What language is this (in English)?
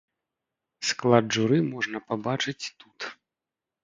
Belarusian